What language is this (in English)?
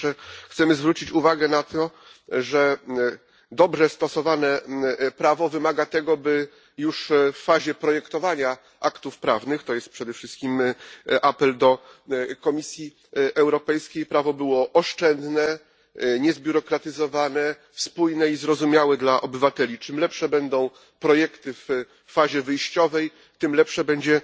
Polish